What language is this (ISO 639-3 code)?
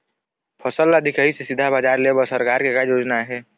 hne